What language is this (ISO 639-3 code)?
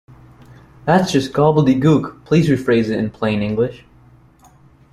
eng